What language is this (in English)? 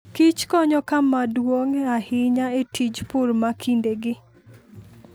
Luo (Kenya and Tanzania)